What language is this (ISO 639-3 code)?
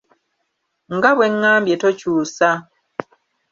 lug